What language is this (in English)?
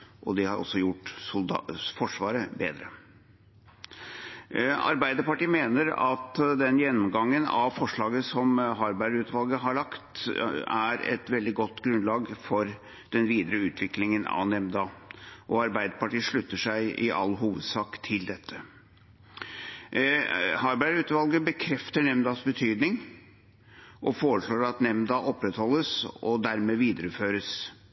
Norwegian Bokmål